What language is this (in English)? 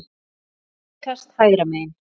Icelandic